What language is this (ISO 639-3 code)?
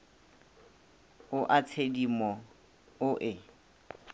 nso